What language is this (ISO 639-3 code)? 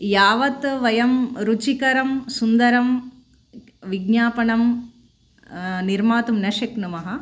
san